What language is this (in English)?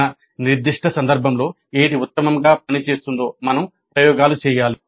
Telugu